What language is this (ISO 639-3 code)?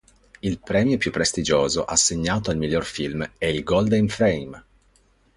ita